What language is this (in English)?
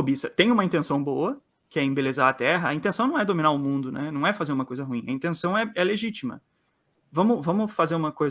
Portuguese